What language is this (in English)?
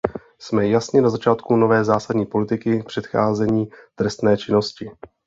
Czech